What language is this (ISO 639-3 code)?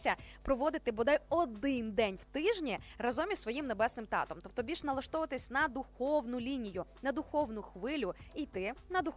ukr